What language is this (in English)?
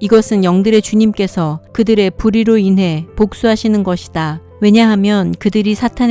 Korean